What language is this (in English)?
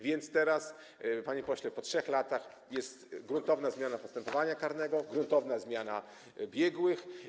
Polish